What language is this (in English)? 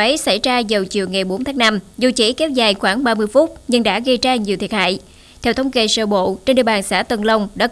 Vietnamese